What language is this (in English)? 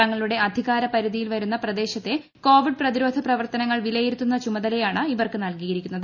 Malayalam